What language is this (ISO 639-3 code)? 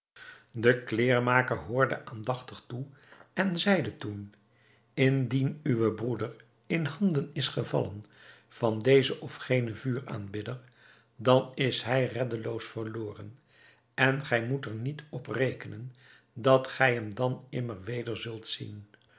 nld